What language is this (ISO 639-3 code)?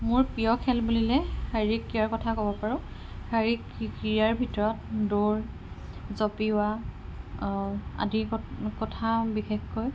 asm